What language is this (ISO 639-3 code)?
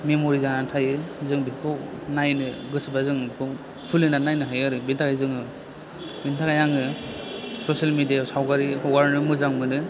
brx